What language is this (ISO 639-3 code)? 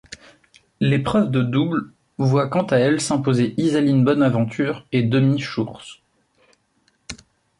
fra